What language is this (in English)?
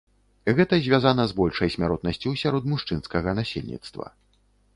Belarusian